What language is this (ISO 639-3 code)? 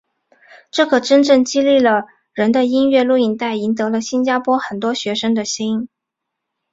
zho